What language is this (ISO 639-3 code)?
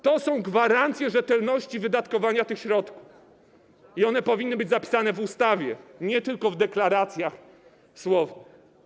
pol